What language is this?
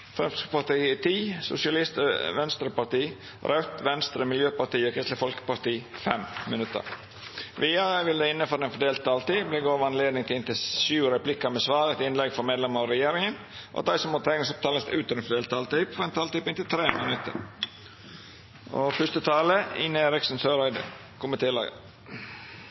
Norwegian Nynorsk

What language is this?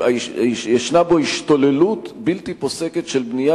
Hebrew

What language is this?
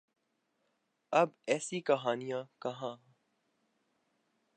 Urdu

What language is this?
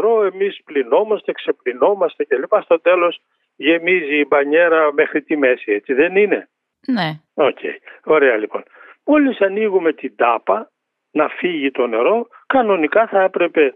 Greek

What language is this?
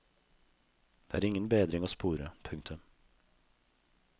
Norwegian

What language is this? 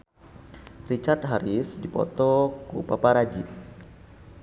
Sundanese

